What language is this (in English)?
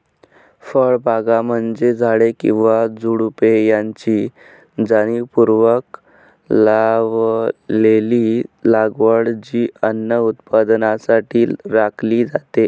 Marathi